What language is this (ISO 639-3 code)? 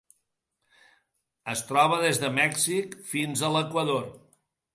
cat